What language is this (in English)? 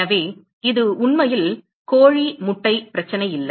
Tamil